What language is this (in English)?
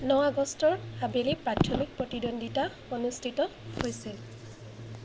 Assamese